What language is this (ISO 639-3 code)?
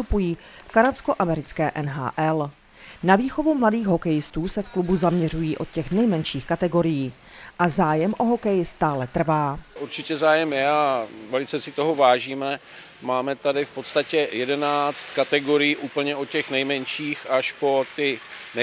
ces